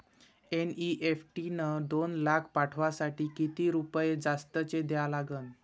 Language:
Marathi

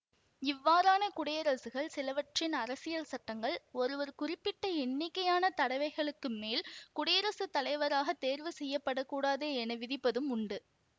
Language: Tamil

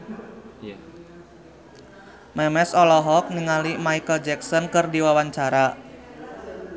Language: Sundanese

